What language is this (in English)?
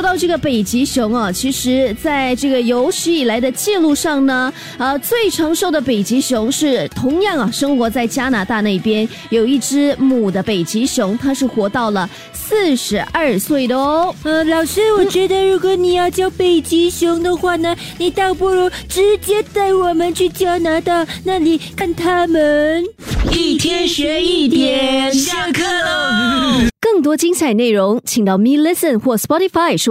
Chinese